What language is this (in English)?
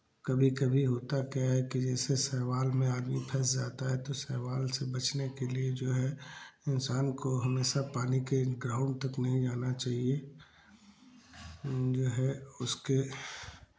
Hindi